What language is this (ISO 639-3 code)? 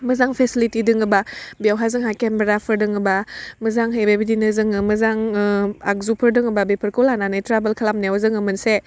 brx